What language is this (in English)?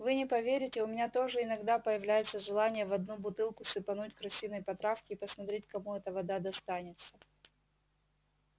Russian